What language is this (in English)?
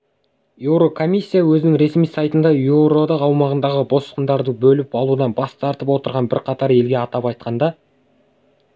Kazakh